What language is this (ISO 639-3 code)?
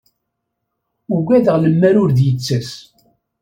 kab